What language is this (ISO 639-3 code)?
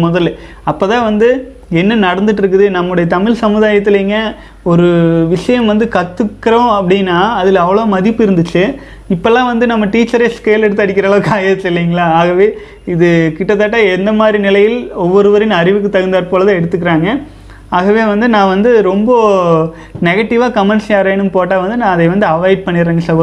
tam